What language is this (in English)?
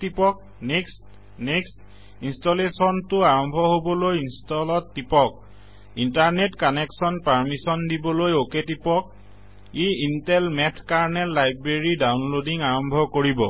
Assamese